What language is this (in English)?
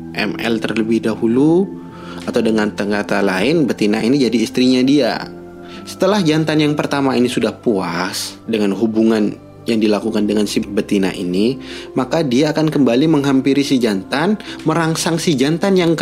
Indonesian